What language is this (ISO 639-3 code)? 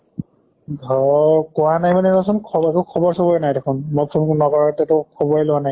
asm